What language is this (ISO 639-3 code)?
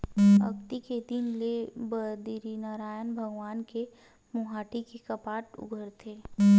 hne